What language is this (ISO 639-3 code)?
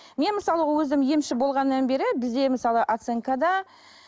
kaz